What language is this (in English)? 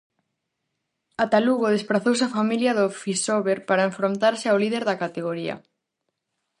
Galician